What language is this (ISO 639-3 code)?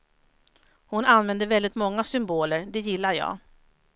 swe